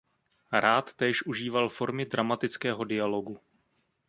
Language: Czech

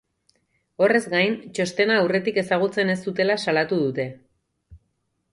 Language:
Basque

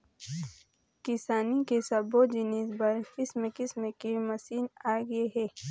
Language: Chhattisgarhi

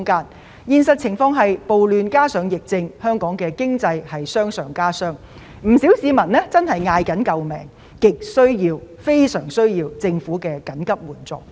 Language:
Cantonese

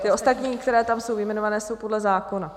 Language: Czech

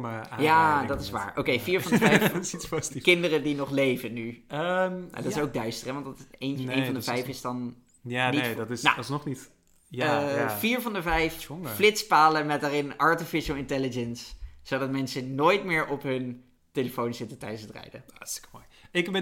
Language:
Dutch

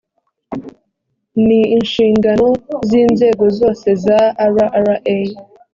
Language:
Kinyarwanda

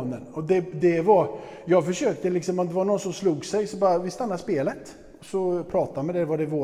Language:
Swedish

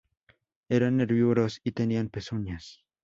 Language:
Spanish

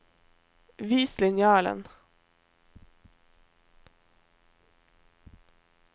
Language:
Norwegian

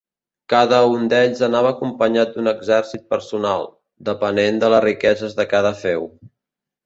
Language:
Catalan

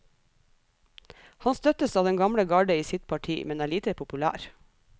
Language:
Norwegian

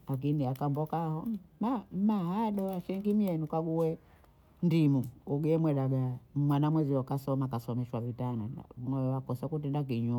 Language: Bondei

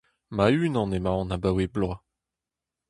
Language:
Breton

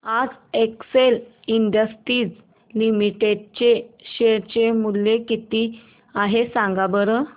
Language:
Marathi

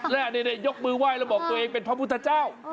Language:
Thai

